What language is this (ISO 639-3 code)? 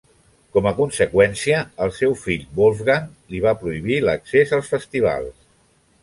cat